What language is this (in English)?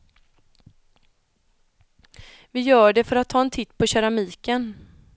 Swedish